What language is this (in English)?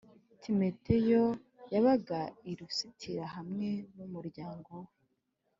Kinyarwanda